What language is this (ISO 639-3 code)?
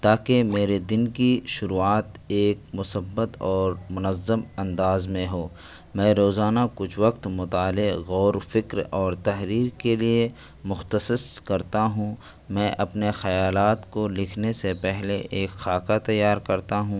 urd